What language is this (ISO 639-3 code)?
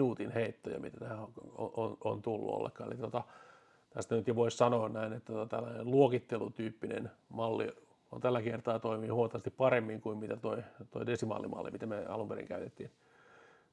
fin